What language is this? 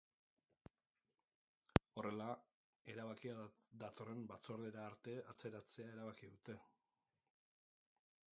Basque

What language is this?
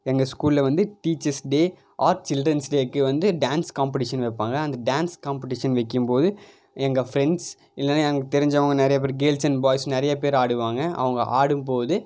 Tamil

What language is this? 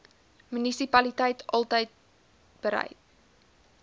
Afrikaans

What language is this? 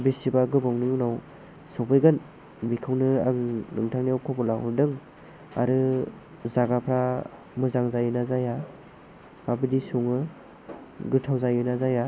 Bodo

